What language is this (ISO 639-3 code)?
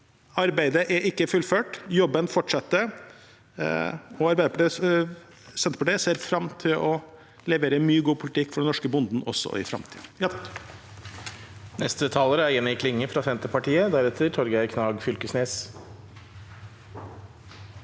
nor